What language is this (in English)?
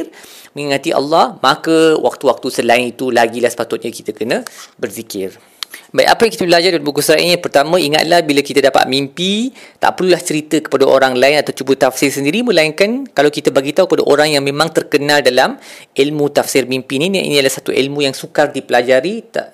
Malay